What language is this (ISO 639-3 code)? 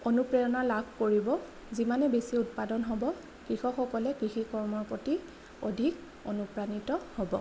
asm